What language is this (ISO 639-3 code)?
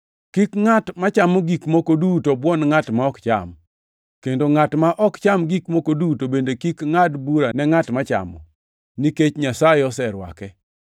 luo